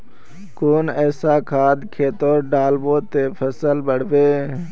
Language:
Magahi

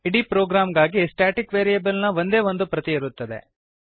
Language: Kannada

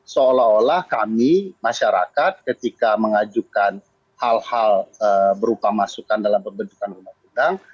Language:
Indonesian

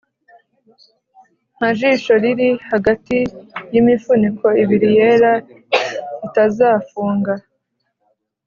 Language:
Kinyarwanda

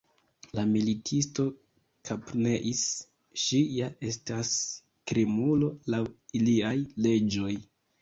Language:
Esperanto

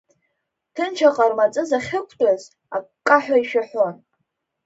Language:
Abkhazian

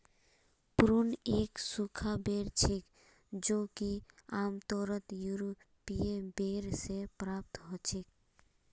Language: Magahi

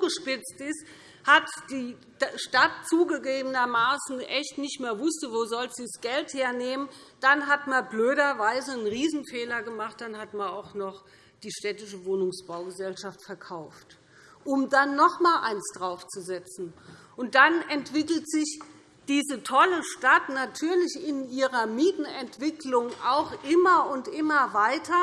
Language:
German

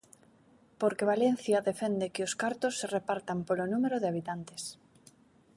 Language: Galician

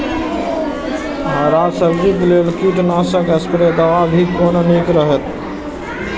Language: Maithili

